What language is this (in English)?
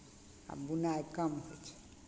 Maithili